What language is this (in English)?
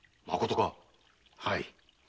Japanese